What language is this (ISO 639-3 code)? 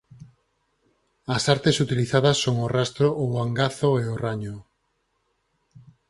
glg